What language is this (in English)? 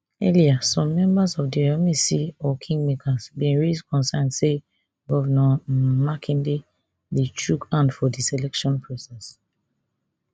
Nigerian Pidgin